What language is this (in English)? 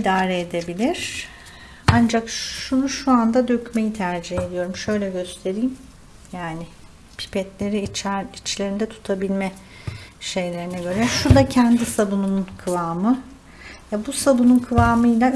Turkish